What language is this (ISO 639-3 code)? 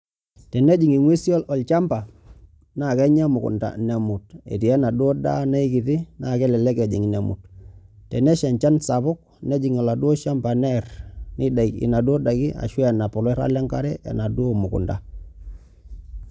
mas